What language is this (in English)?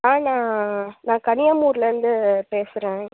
Tamil